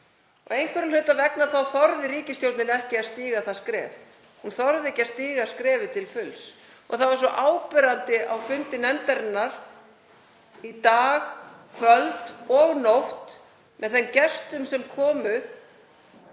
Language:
Icelandic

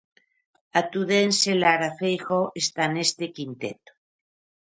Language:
Galician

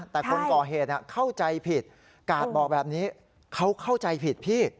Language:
Thai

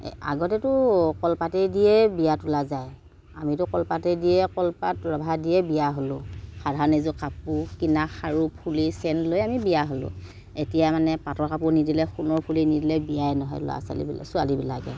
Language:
Assamese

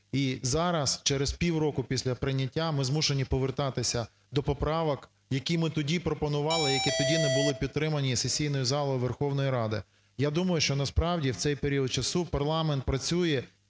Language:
Ukrainian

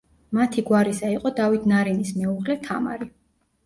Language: Georgian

